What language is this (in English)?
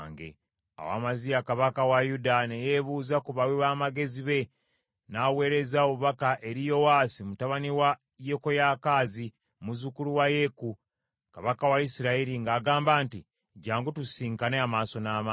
Ganda